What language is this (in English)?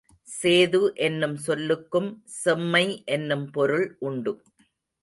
Tamil